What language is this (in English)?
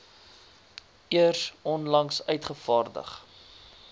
Afrikaans